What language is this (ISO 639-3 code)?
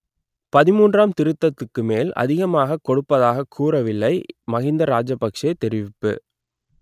tam